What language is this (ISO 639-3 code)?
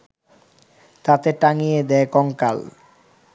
ben